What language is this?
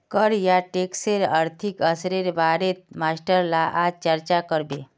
Magahi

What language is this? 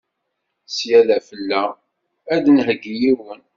Kabyle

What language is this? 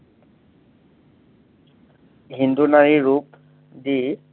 Assamese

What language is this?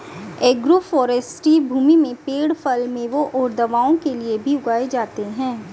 Hindi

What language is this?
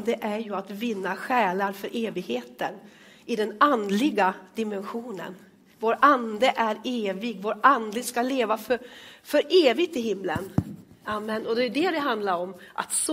Swedish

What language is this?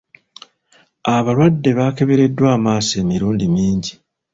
Ganda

